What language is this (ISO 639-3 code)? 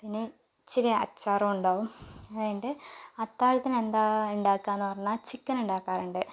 mal